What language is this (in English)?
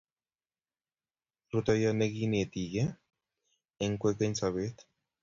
Kalenjin